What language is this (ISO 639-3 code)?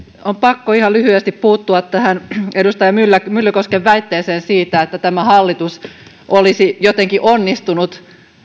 fin